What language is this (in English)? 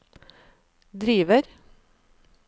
Norwegian